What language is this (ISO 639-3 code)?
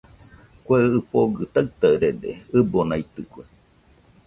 hux